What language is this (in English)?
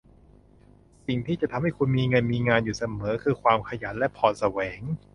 Thai